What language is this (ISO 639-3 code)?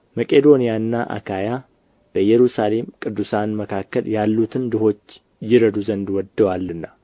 amh